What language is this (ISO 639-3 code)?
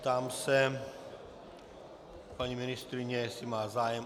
ces